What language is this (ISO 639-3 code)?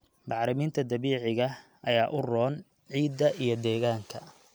som